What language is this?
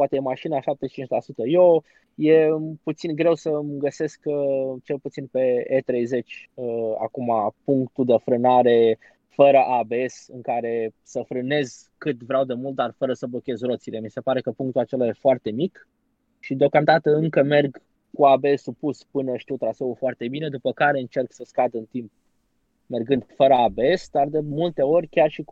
Romanian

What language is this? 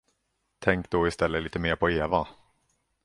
Swedish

